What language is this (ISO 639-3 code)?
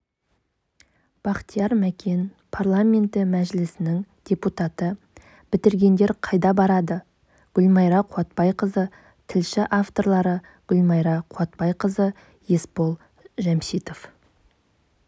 kaz